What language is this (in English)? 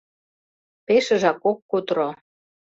Mari